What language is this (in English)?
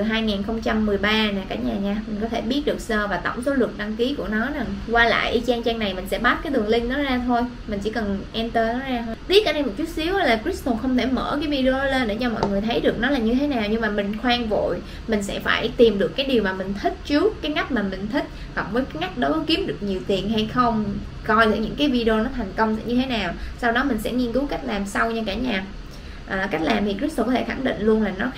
Vietnamese